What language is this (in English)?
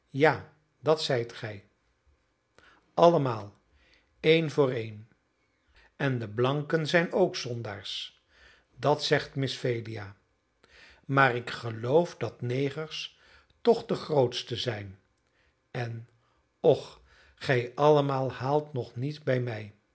Dutch